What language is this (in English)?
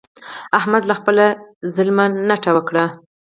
Pashto